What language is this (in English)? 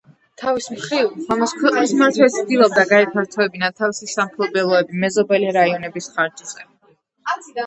Georgian